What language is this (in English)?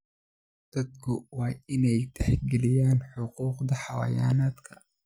Somali